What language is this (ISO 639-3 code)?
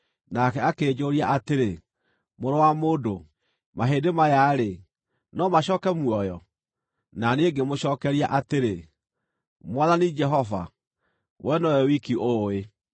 kik